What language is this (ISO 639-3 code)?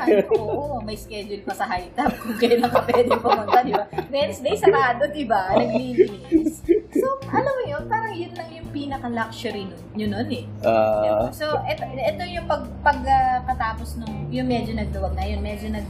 fil